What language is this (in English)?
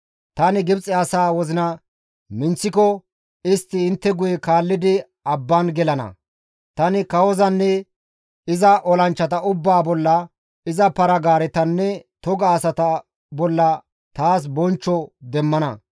Gamo